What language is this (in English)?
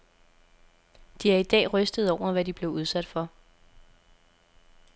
Danish